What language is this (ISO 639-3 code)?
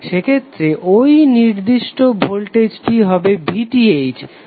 ben